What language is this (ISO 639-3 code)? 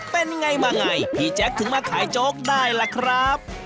tha